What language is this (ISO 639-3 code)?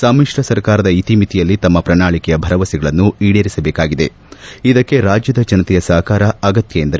kan